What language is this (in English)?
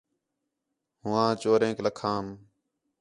Khetrani